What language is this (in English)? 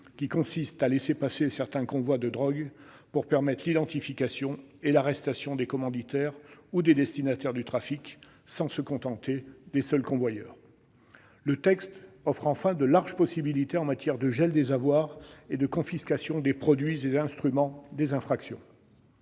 French